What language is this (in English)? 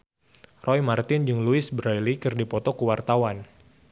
Sundanese